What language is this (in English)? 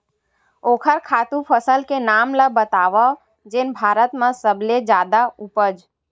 Chhattisgarhi